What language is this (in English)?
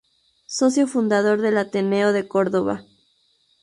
Spanish